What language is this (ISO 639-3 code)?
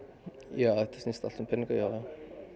isl